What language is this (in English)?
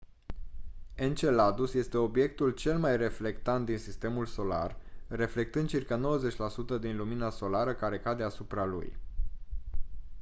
Romanian